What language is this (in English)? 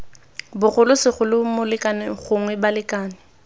Tswana